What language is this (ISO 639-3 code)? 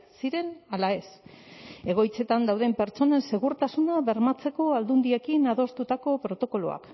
eus